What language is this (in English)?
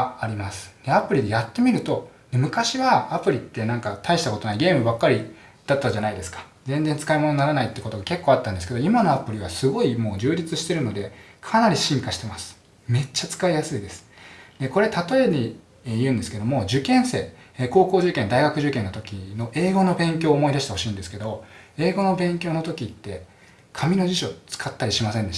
Japanese